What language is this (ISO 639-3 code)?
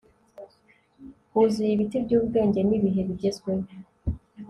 kin